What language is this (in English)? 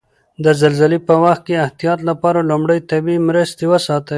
Pashto